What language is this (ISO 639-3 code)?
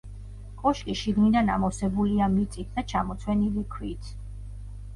kat